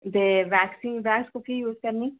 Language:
Dogri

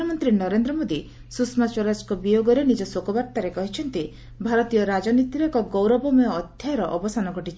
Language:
Odia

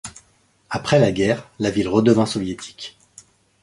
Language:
French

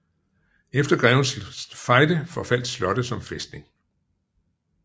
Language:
Danish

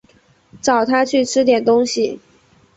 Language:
Chinese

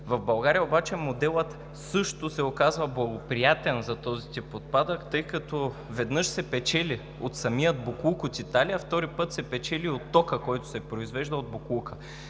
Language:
Bulgarian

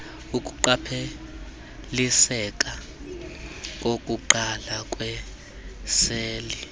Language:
Xhosa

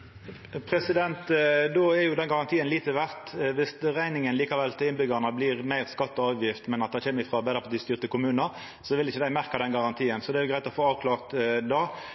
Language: Norwegian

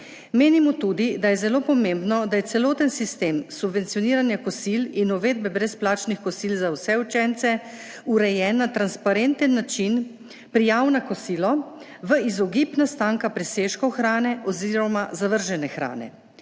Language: Slovenian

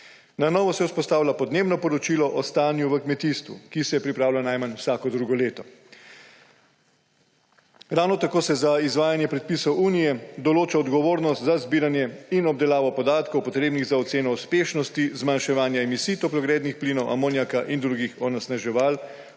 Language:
Slovenian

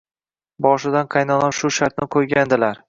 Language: Uzbek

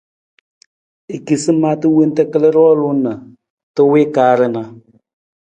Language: Nawdm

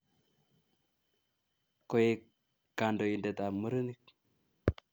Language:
Kalenjin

